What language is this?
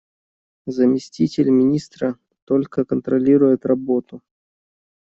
Russian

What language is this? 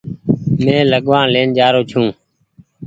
Goaria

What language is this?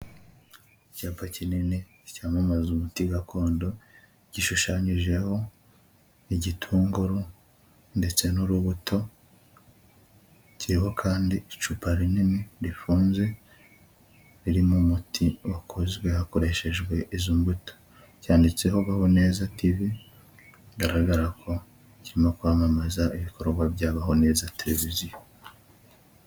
Kinyarwanda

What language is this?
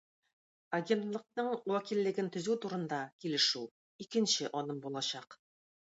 Tatar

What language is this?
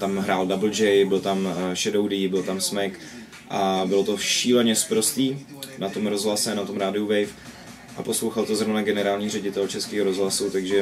Czech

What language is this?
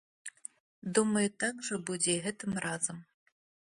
Belarusian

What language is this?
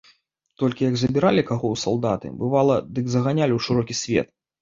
Belarusian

